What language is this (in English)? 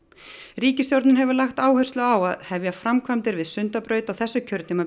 Icelandic